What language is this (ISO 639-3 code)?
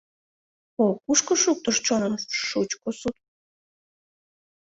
chm